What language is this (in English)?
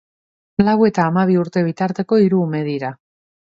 Basque